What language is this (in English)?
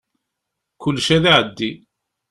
Kabyle